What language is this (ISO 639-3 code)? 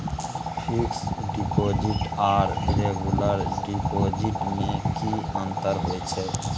mai